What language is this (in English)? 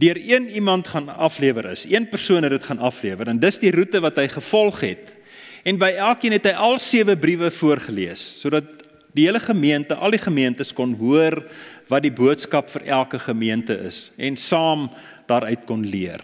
Dutch